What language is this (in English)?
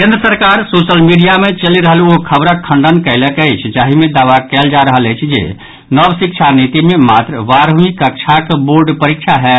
Maithili